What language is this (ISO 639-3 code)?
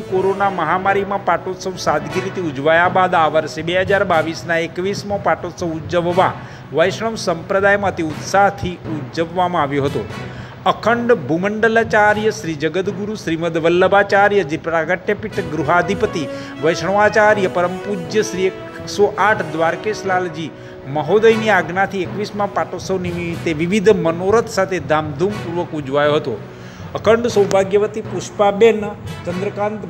hin